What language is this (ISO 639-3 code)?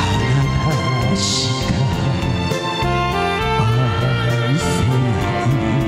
jpn